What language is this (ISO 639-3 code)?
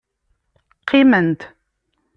kab